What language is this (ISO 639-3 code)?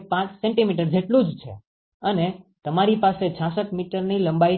guj